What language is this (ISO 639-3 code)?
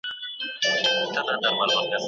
pus